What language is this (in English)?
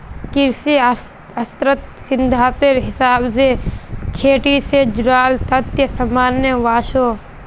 Magahi